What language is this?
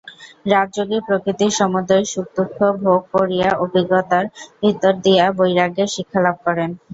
Bangla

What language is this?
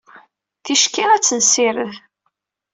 Kabyle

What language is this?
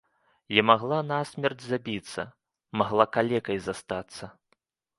Belarusian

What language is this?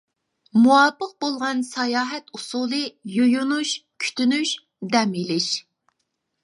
Uyghur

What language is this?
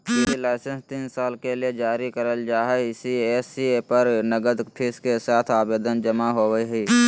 Magahi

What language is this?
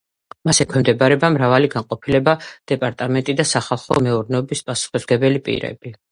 Georgian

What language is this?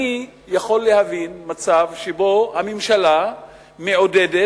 Hebrew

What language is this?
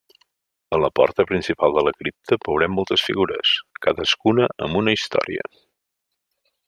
Catalan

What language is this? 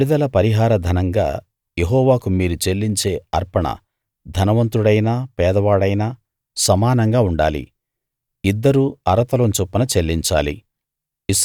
Telugu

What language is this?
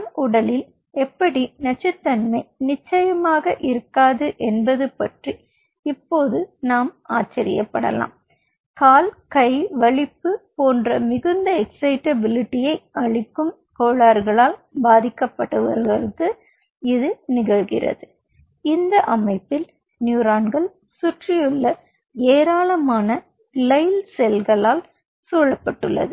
Tamil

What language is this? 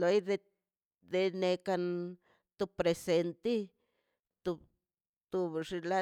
Mazaltepec Zapotec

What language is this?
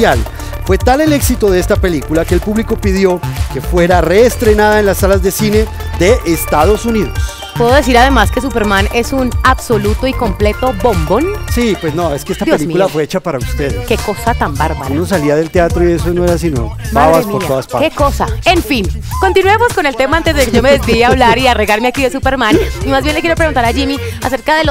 Spanish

